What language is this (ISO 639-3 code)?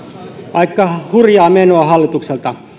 fin